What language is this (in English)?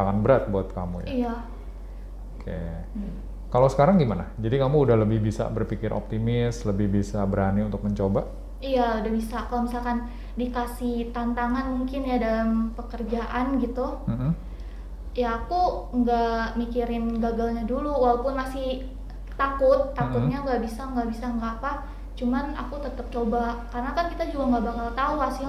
Indonesian